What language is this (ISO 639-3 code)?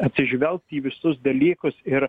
lit